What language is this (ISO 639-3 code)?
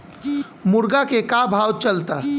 bho